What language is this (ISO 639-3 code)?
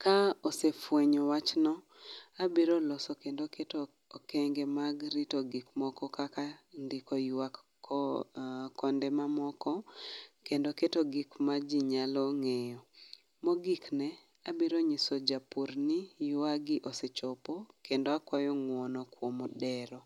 luo